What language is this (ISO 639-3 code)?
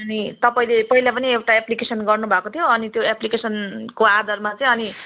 nep